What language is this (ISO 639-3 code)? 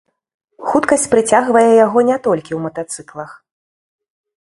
bel